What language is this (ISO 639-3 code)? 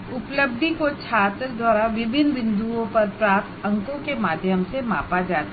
hin